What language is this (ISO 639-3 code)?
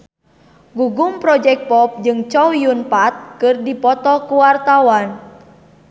sun